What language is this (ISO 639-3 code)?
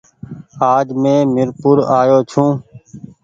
gig